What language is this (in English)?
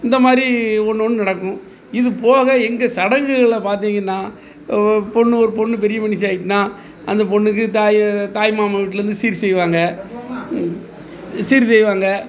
Tamil